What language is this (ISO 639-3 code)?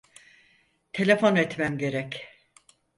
tur